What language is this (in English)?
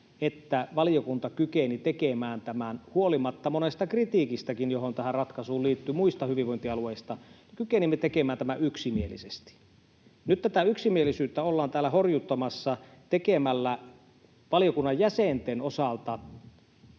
Finnish